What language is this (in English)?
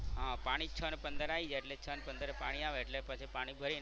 Gujarati